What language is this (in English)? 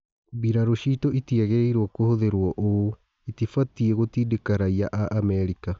Kikuyu